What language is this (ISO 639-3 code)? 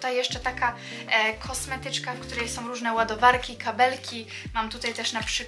pol